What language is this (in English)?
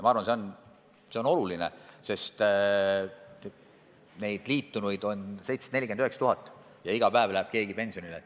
Estonian